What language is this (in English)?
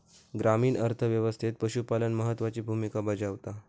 Marathi